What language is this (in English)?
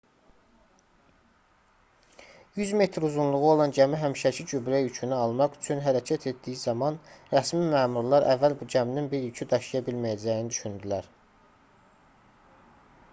Azerbaijani